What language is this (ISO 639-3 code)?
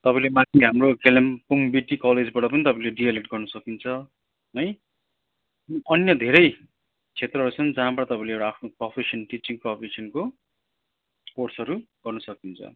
nep